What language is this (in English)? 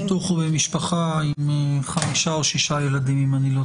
Hebrew